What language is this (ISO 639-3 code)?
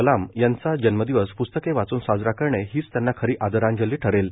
mar